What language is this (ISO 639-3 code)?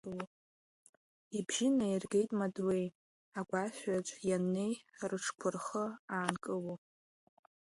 abk